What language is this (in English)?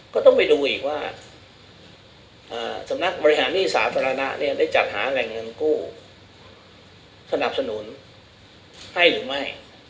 Thai